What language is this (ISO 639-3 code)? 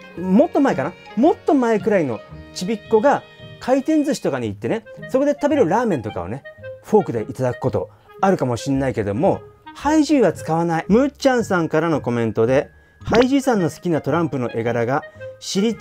jpn